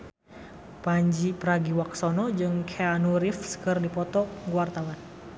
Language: Sundanese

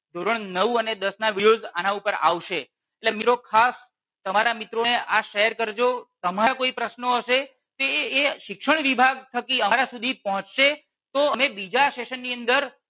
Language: Gujarati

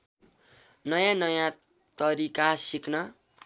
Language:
Nepali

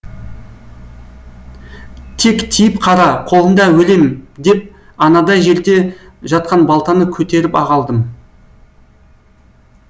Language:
Kazakh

